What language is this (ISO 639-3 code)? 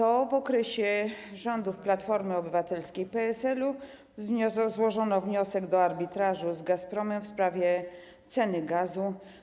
pol